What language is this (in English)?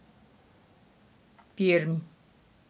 Russian